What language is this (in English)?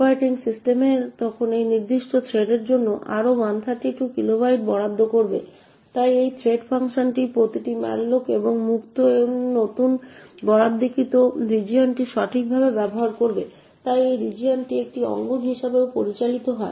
Bangla